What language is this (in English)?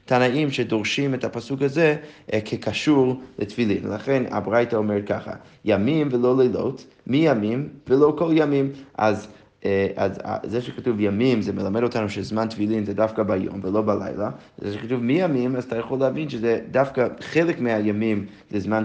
Hebrew